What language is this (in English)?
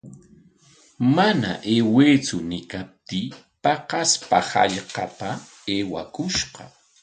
Corongo Ancash Quechua